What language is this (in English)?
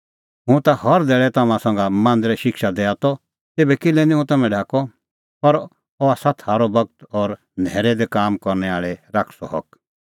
Kullu Pahari